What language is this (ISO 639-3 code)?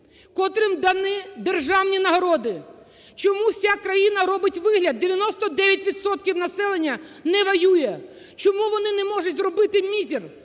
ukr